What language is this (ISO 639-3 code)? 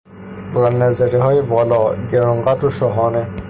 fas